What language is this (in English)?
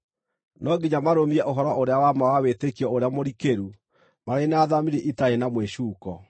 Kikuyu